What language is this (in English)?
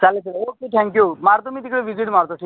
Marathi